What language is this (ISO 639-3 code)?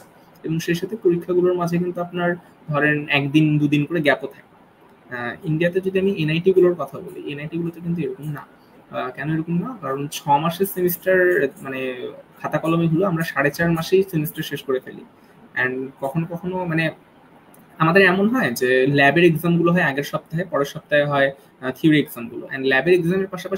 ben